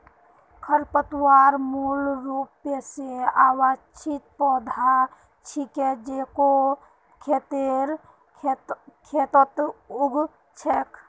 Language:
Magahi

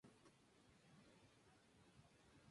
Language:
Spanish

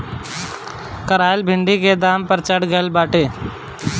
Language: Bhojpuri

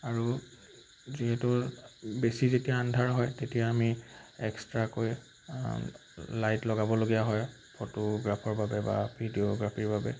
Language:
Assamese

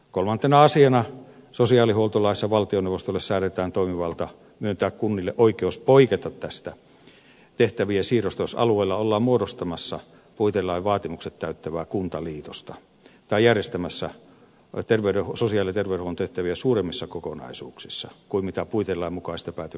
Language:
Finnish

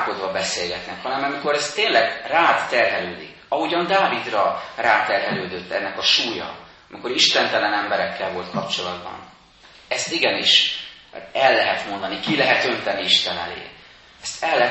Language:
Hungarian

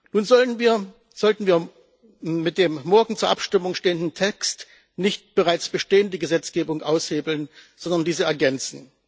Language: German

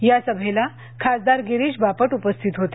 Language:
Marathi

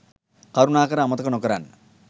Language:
Sinhala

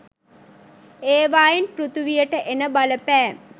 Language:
Sinhala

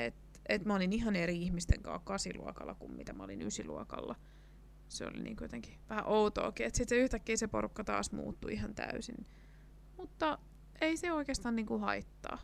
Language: Finnish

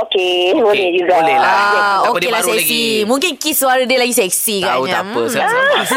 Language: Malay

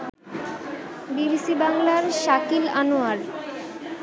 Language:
Bangla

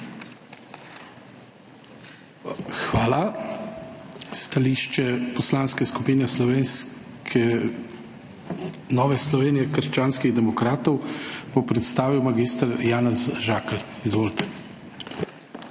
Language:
Slovenian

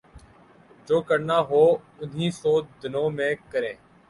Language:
Urdu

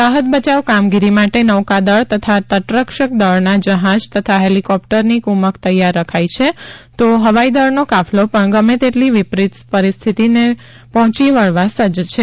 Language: Gujarati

